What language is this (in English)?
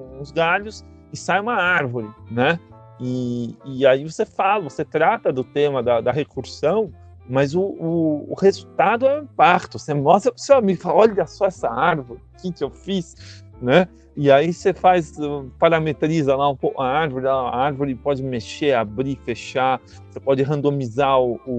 Portuguese